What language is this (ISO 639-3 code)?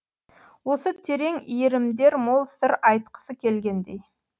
kaz